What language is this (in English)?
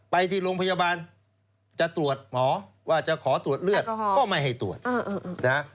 Thai